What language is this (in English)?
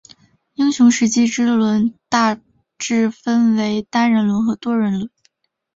Chinese